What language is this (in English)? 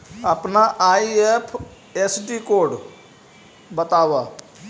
Magahi